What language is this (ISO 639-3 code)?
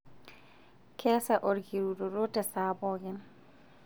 mas